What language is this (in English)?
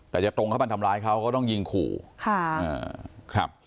Thai